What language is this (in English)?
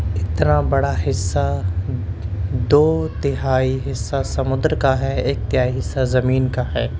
Urdu